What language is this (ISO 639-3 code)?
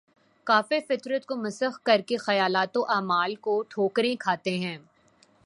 urd